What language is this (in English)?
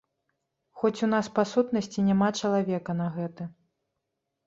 Belarusian